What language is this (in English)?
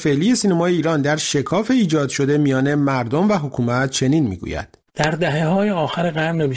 Persian